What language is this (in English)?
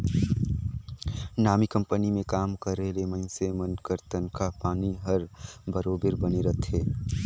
Chhattisgarhi